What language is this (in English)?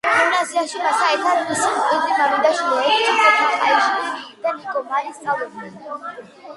Georgian